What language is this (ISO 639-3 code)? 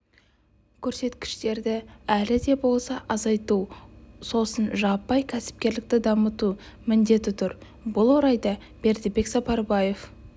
kaz